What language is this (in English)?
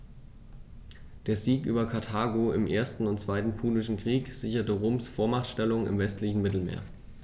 German